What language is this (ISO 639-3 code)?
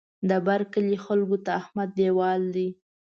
pus